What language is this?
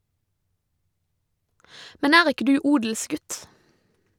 Norwegian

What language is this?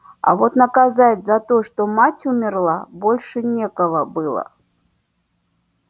Russian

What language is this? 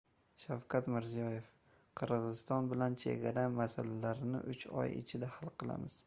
Uzbek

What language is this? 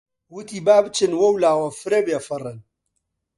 Central Kurdish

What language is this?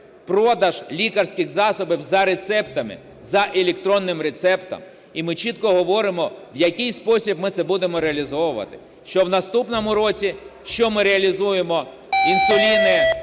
Ukrainian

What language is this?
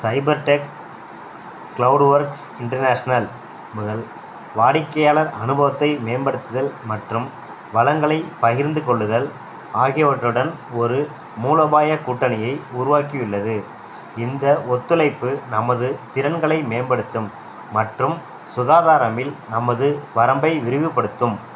Tamil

